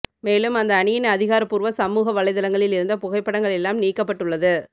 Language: Tamil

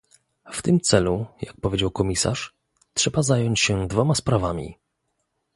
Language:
Polish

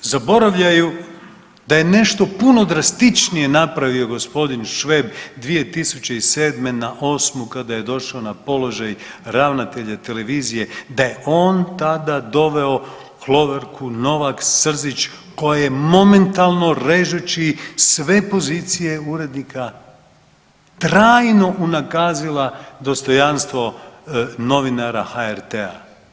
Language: Croatian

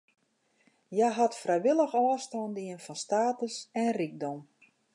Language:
Western Frisian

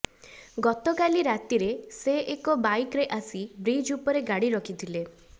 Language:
Odia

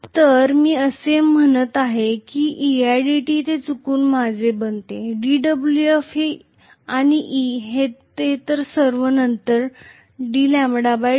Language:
Marathi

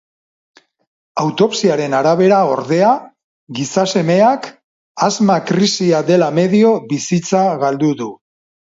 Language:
Basque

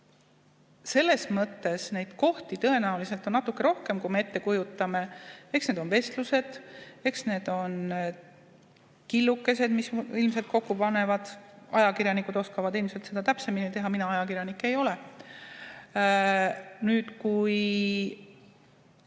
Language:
Estonian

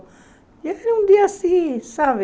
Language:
Portuguese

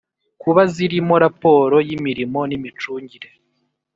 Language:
Kinyarwanda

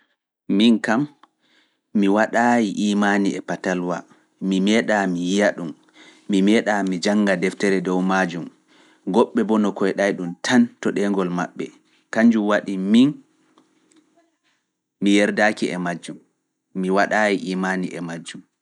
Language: Fula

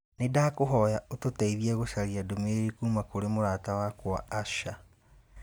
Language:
Kikuyu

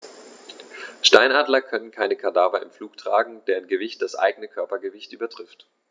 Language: German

